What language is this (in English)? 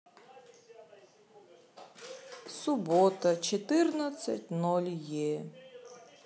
Russian